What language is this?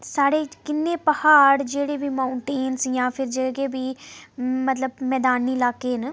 Dogri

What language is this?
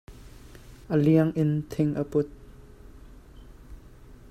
Hakha Chin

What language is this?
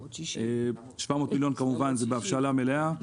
Hebrew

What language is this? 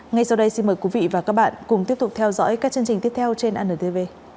Vietnamese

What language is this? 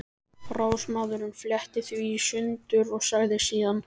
Icelandic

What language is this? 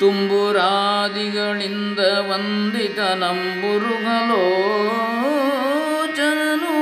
Kannada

